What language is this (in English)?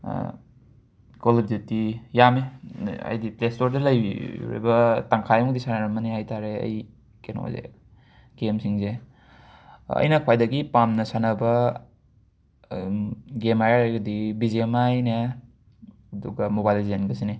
Manipuri